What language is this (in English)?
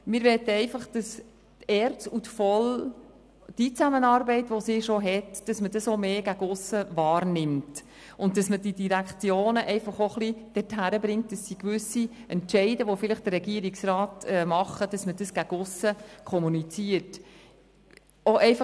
Swiss German